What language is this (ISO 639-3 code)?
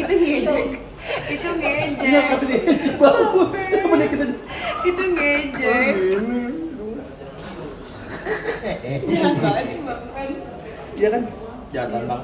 ind